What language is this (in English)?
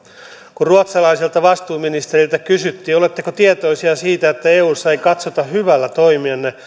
Finnish